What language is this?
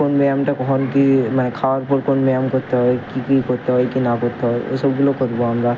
Bangla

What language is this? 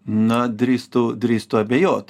Lithuanian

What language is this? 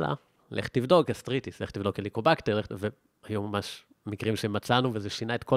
Hebrew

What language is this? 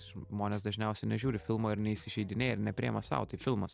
Lithuanian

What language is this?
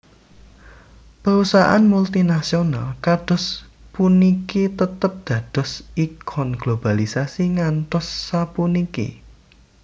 Javanese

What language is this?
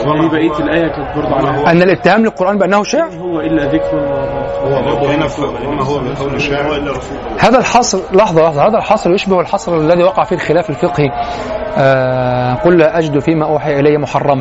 Arabic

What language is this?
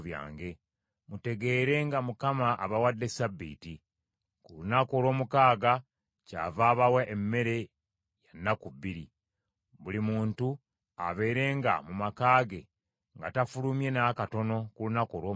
Ganda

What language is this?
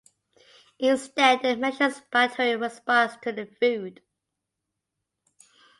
English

